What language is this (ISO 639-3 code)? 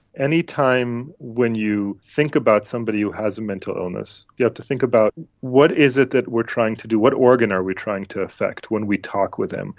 eng